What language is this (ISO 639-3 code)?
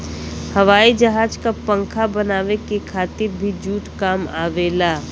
bho